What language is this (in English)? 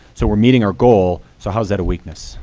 English